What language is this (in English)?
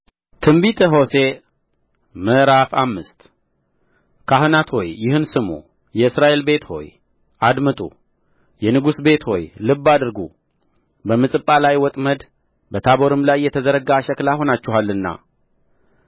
Amharic